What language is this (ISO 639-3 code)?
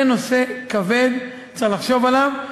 heb